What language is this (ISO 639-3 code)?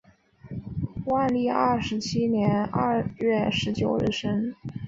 zho